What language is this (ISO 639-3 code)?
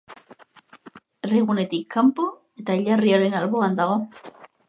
eus